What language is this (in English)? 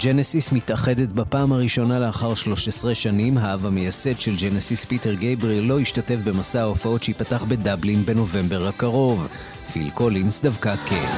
Hebrew